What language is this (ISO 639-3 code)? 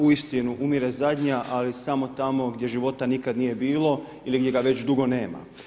hrv